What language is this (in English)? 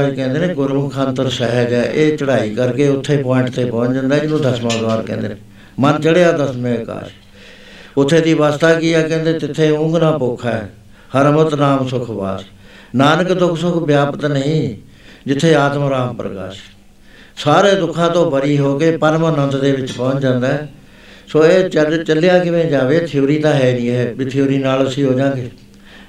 Punjabi